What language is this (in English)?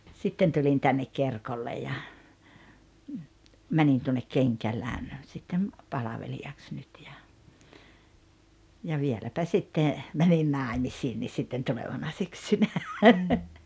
Finnish